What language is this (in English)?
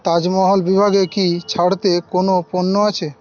Bangla